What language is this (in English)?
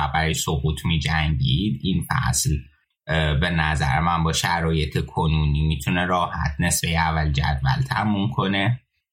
Persian